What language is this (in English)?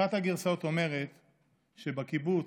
Hebrew